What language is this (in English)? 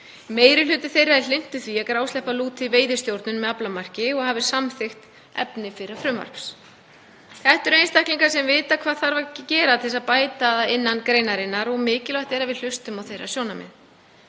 Icelandic